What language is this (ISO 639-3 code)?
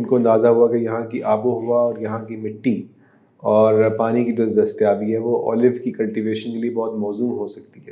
urd